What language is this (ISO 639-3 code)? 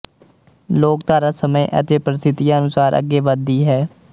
pan